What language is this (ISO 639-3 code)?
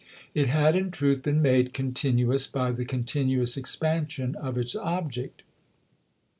eng